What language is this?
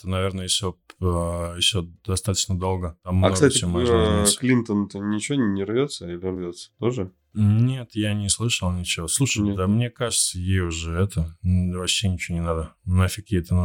Russian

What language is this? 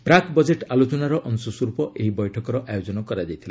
Odia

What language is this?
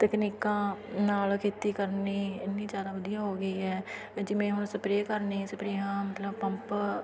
Punjabi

